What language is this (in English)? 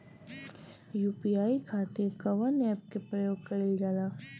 Bhojpuri